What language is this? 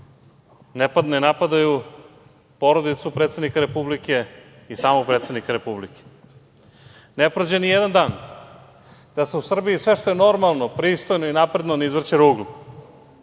Serbian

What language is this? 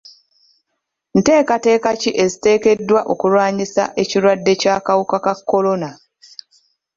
Ganda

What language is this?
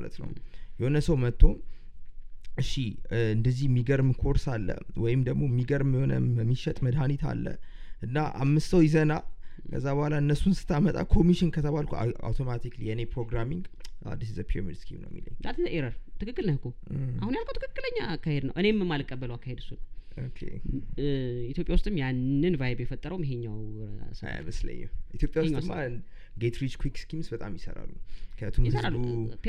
Amharic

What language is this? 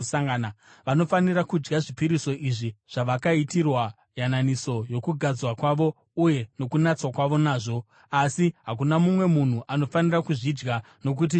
Shona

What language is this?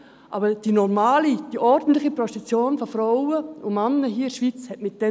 Swiss German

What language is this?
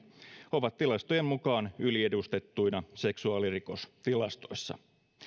Finnish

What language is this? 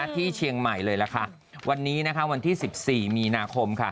Thai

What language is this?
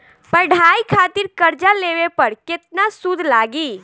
Bhojpuri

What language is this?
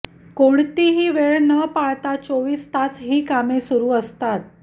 Marathi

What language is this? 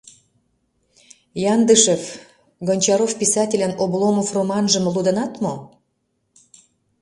Mari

